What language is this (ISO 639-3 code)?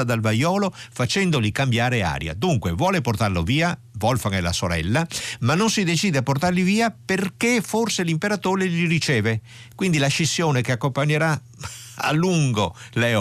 ita